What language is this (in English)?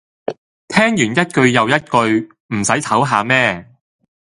Cantonese